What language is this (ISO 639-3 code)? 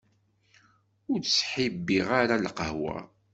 kab